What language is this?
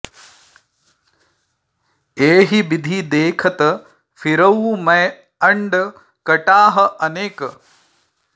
Sanskrit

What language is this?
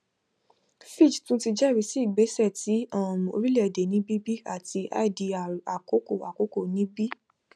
Yoruba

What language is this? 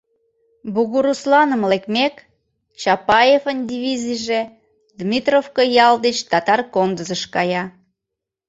Mari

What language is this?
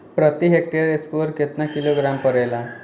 Bhojpuri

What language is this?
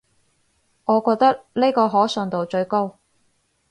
Cantonese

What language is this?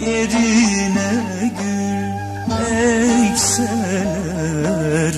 Turkish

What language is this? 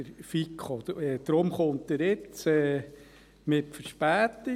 Swiss German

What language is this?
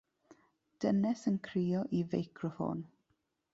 Welsh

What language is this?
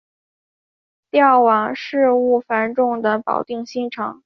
Chinese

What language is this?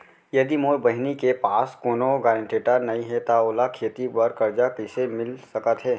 Chhattisgarhi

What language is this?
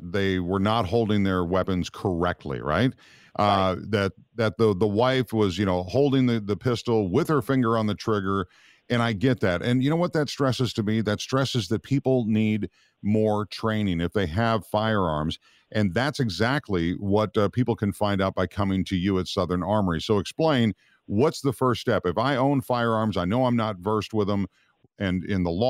English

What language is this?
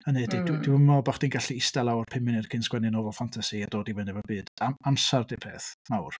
Welsh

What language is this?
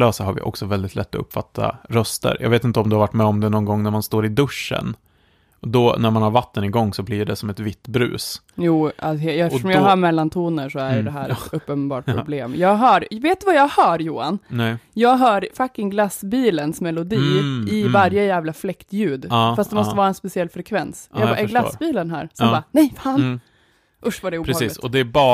Swedish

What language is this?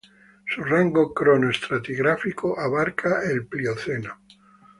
Spanish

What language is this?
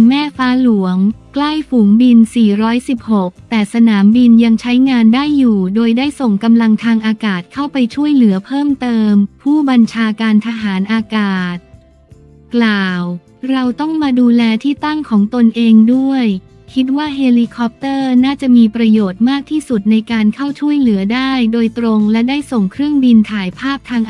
Thai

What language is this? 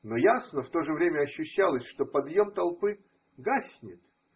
Russian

